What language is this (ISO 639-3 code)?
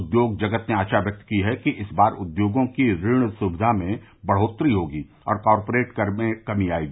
hin